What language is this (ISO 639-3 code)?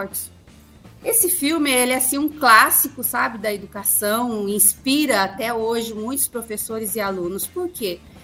por